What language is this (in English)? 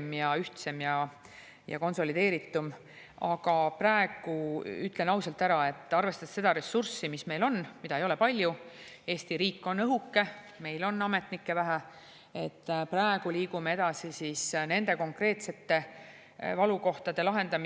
Estonian